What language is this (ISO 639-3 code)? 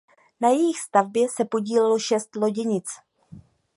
ces